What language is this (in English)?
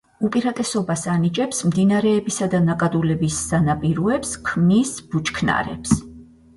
Georgian